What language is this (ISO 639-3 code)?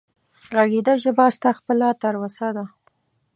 pus